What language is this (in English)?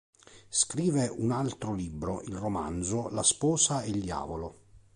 Italian